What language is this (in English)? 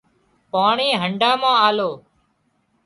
Wadiyara Koli